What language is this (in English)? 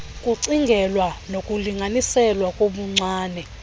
Xhosa